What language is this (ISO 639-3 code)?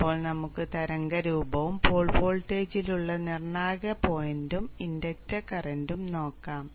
mal